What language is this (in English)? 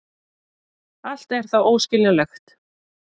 Icelandic